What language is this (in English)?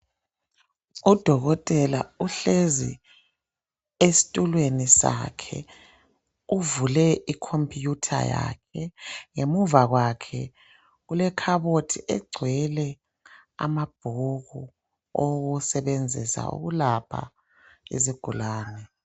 North Ndebele